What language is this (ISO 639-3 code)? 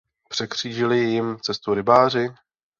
ces